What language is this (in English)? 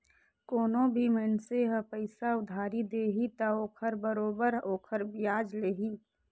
Chhattisgarhi